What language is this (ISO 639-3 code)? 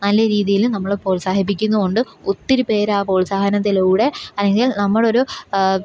mal